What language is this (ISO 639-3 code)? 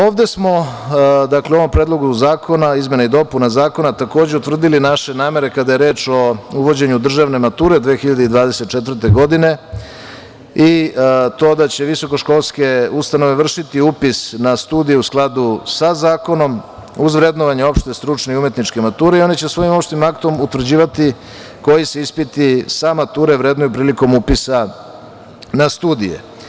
srp